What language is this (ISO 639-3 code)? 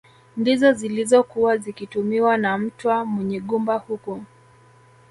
swa